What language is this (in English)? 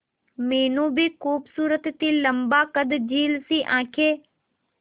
Hindi